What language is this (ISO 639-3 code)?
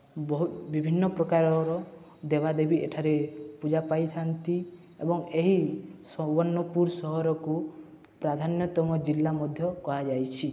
ori